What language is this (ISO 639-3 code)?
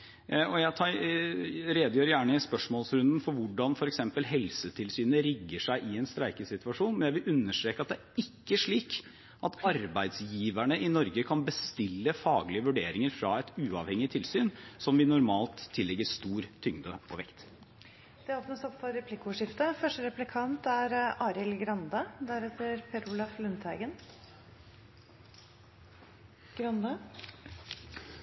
nob